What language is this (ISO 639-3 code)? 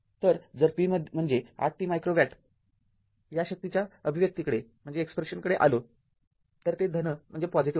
mar